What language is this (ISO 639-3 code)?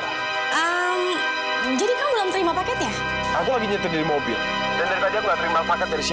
ind